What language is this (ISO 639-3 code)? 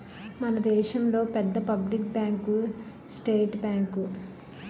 tel